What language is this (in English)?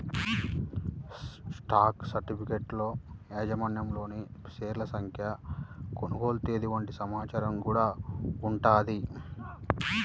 Telugu